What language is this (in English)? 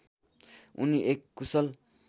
Nepali